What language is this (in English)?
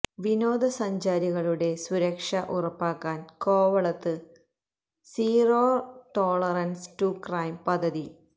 Malayalam